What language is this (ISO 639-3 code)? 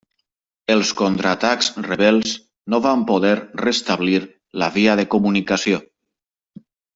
cat